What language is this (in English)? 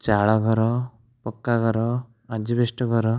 Odia